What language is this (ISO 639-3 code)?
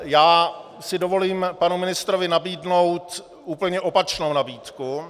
ces